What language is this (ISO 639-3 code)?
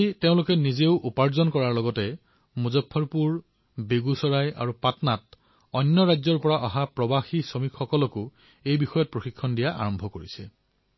asm